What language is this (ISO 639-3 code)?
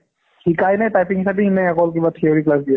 asm